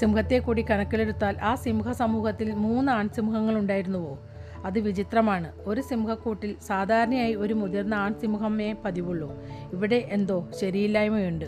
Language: Malayalam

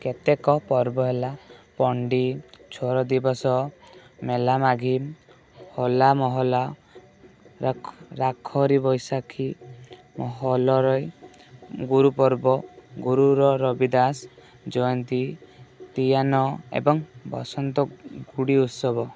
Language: Odia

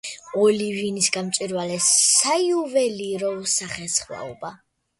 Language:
Georgian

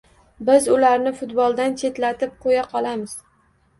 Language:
Uzbek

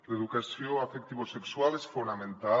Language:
Catalan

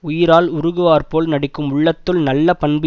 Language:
Tamil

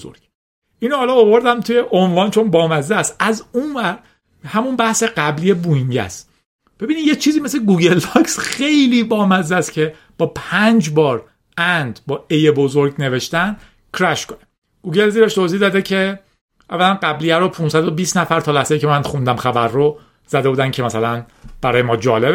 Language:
Persian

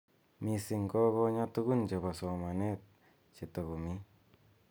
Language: Kalenjin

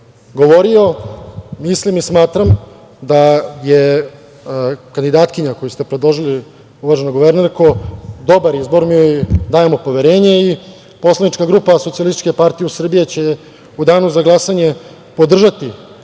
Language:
Serbian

